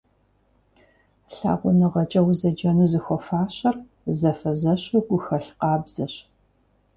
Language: Kabardian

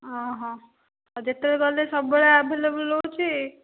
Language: Odia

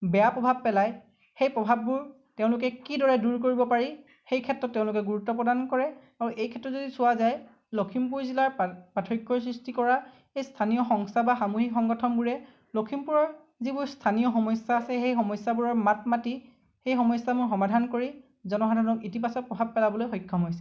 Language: Assamese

